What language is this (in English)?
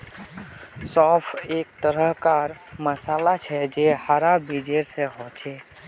Magahi